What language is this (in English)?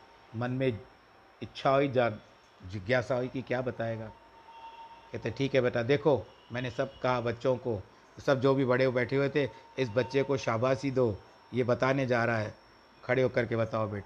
Hindi